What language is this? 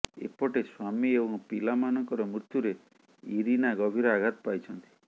Odia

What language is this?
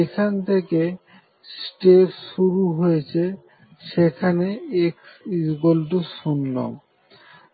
Bangla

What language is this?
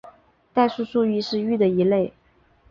Chinese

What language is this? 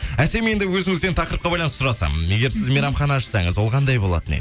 Kazakh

